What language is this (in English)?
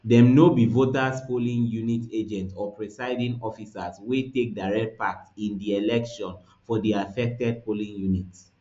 Nigerian Pidgin